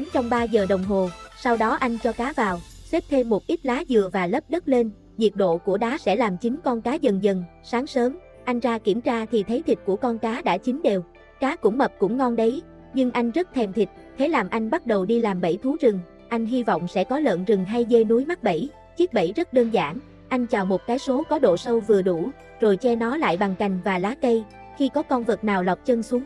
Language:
Vietnamese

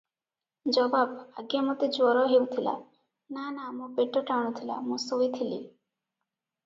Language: Odia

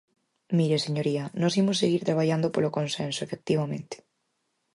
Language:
Galician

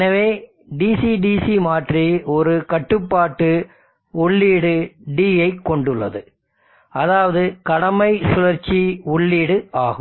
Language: Tamil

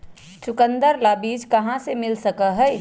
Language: Magahi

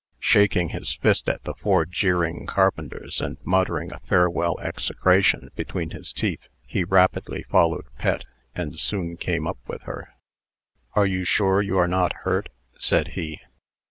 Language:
English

